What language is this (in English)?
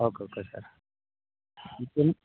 Kannada